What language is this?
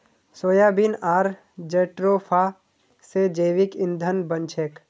Magahi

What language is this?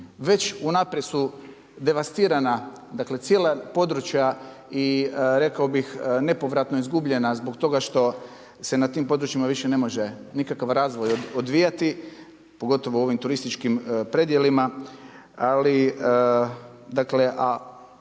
Croatian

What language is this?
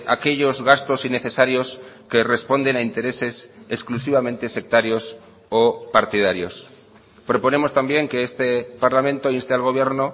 Spanish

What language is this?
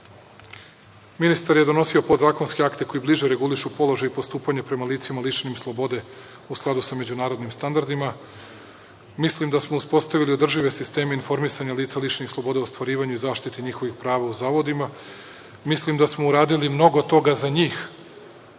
Serbian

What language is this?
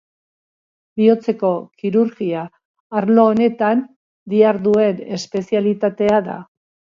Basque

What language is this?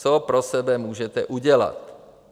Czech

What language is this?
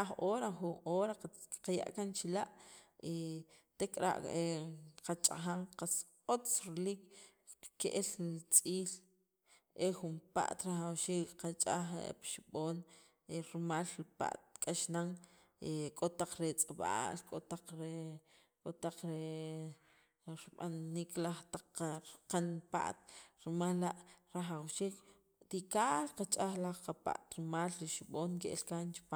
Sacapulteco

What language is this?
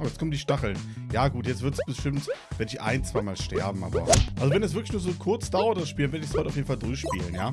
German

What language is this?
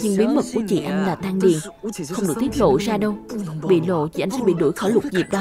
Vietnamese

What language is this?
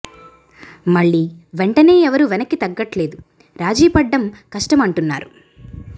Telugu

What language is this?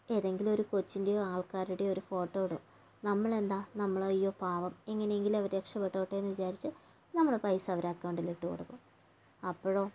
Malayalam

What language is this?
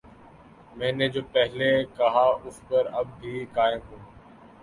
Urdu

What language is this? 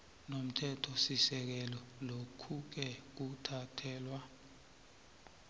South Ndebele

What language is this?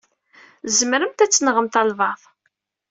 Kabyle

